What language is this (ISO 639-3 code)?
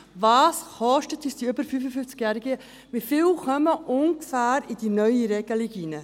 gsw